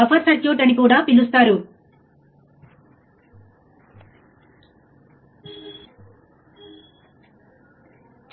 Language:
Telugu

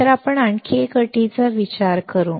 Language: Marathi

